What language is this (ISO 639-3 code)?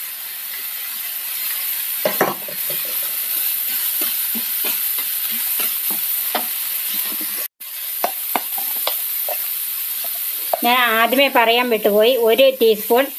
spa